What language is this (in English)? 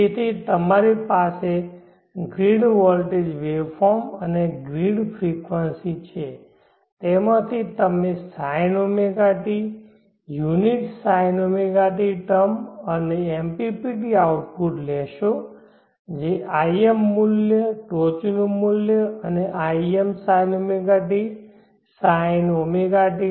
Gujarati